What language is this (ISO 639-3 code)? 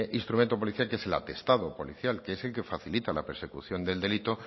spa